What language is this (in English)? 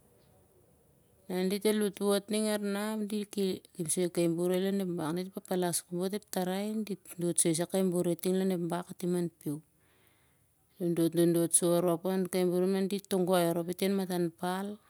Siar-Lak